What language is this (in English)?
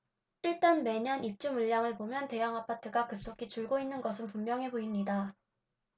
Korean